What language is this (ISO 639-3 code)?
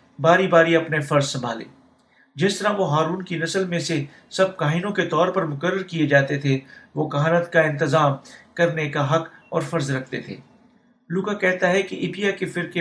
urd